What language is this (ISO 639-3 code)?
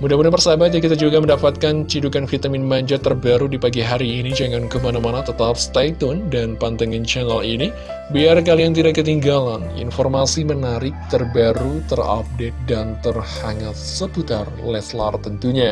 ind